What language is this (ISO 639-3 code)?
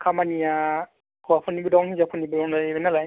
brx